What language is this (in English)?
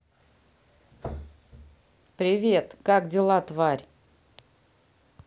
Russian